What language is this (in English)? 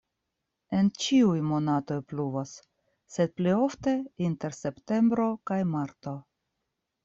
Esperanto